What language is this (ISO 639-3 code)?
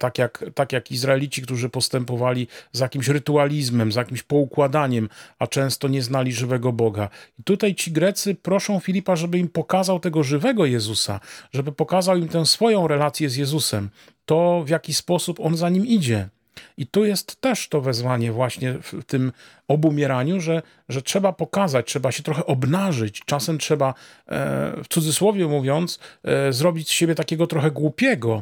pol